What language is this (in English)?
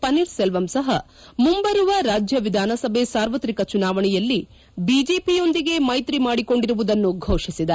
Kannada